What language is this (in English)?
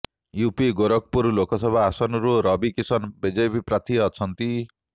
Odia